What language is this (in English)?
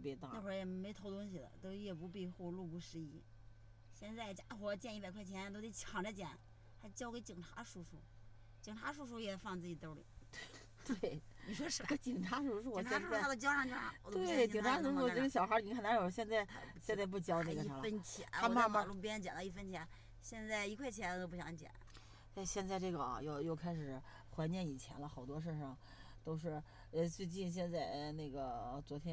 Chinese